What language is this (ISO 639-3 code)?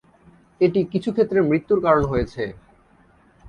ben